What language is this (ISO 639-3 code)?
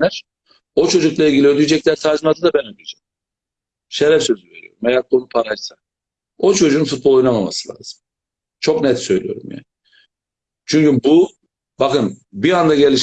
tur